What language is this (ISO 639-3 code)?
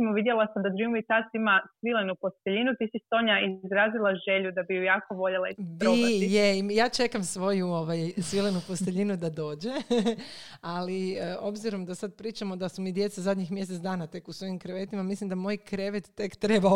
hrv